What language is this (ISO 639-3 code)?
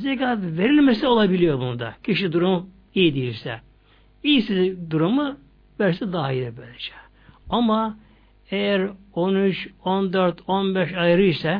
tur